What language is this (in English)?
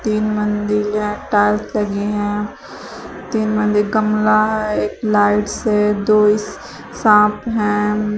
Hindi